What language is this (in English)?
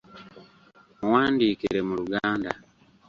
Ganda